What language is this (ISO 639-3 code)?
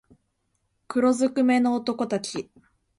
jpn